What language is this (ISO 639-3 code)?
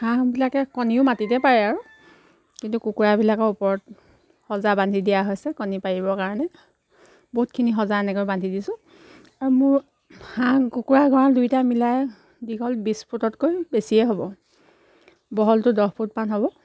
asm